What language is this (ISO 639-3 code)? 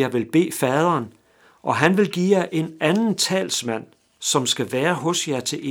dan